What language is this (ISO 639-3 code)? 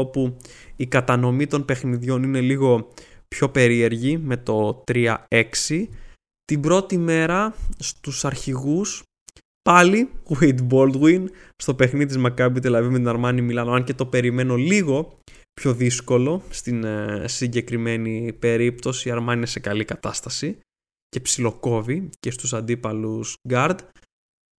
ell